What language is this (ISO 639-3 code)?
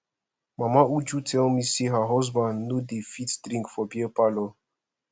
pcm